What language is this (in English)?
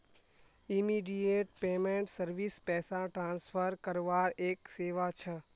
Magahi